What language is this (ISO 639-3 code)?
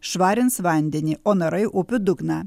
lit